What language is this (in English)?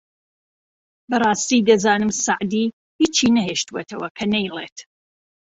Central Kurdish